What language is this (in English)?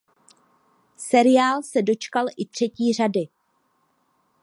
Czech